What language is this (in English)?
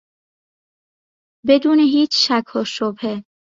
Persian